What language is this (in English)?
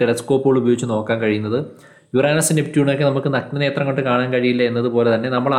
Malayalam